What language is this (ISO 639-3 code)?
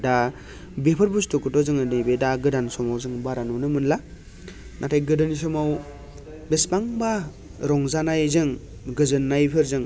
brx